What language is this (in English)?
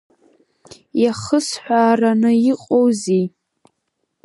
Abkhazian